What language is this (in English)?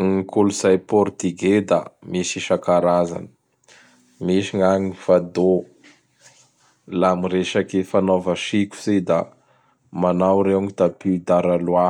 Bara Malagasy